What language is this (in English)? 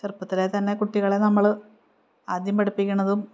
Malayalam